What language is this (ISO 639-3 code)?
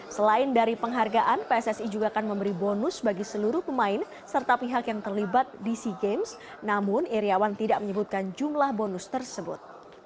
ind